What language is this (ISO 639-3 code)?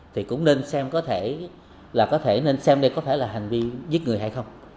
vie